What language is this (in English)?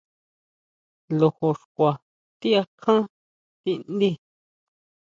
Huautla Mazatec